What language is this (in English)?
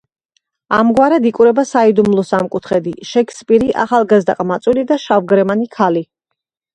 Georgian